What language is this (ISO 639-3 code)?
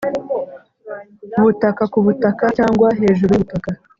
kin